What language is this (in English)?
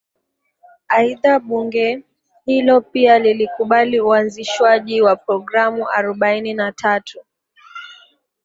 Swahili